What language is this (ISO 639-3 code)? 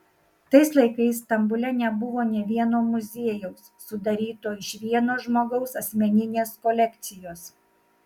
lit